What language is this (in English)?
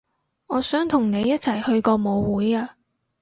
Cantonese